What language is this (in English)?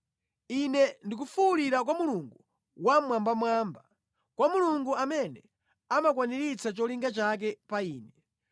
Nyanja